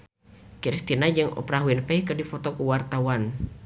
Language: Sundanese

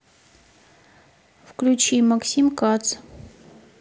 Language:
Russian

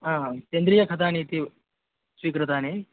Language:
Sanskrit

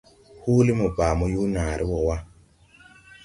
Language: Tupuri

